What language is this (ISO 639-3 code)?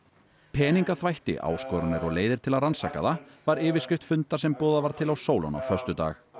isl